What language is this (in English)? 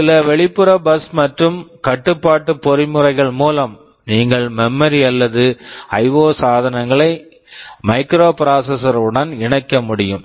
Tamil